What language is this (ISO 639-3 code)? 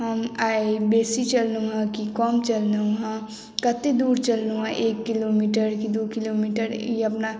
mai